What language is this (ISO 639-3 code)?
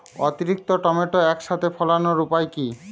ben